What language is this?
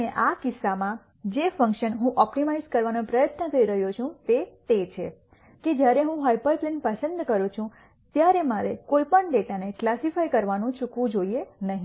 Gujarati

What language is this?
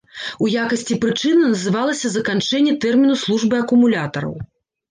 Belarusian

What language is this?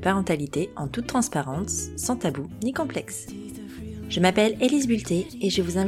French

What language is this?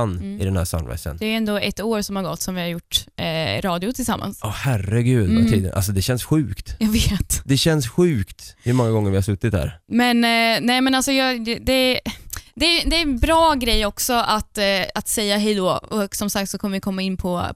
Swedish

